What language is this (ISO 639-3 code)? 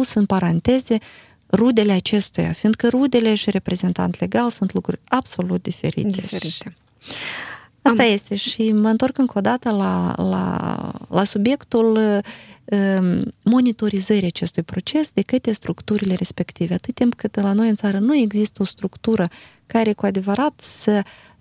ron